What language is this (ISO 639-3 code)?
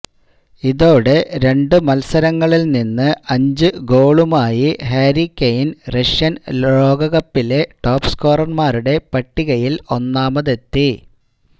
mal